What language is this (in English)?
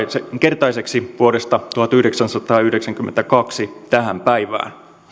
Finnish